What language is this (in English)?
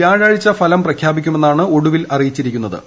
Malayalam